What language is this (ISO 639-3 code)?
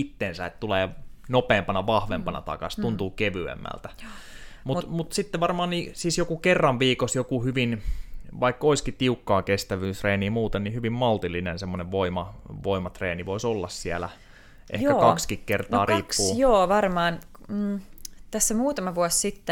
fin